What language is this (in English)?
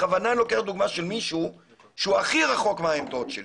Hebrew